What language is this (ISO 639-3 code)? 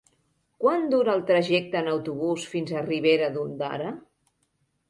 cat